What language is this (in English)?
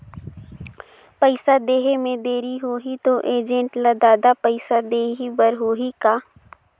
Chhattisgarhi